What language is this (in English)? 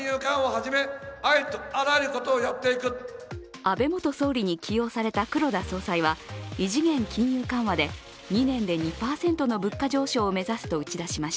Japanese